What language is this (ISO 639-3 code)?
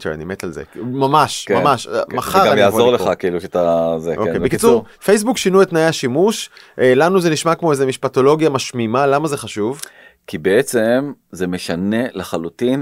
heb